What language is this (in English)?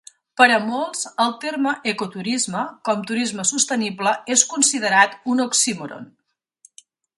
Catalan